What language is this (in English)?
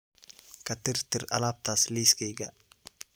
Somali